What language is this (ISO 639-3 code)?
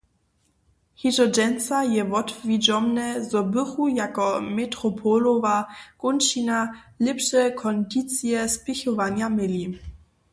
hsb